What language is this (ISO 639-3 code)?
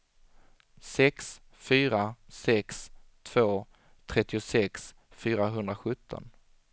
swe